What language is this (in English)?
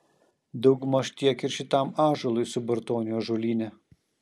Lithuanian